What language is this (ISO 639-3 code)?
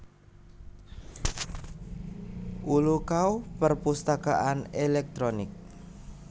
jav